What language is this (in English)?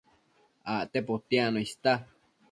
Matsés